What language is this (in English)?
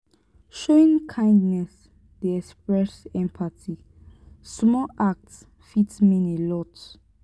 Nigerian Pidgin